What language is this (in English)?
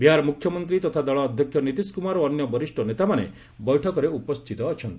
Odia